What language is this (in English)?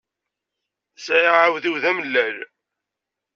Kabyle